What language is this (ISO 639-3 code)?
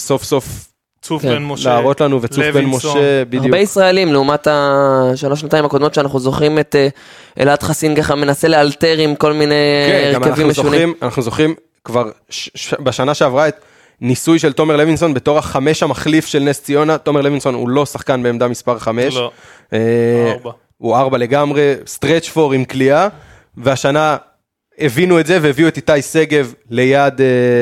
heb